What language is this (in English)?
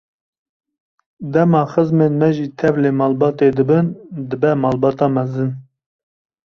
Kurdish